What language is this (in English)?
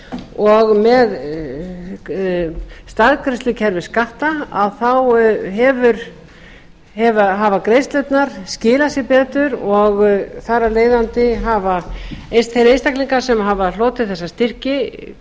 Icelandic